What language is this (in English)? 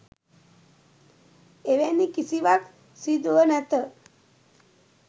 Sinhala